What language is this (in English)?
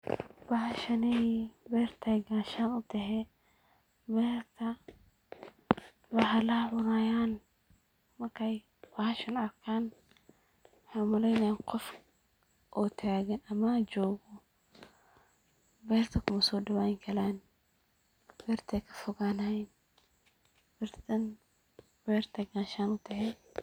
Somali